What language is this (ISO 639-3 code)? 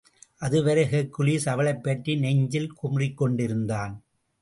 tam